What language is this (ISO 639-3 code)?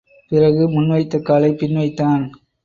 tam